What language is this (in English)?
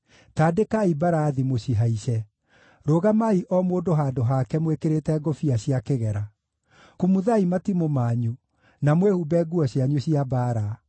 Kikuyu